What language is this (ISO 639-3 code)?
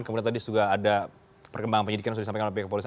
ind